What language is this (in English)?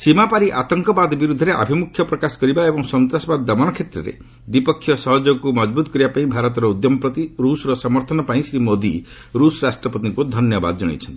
Odia